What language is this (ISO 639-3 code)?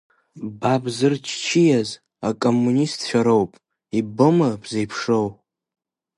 abk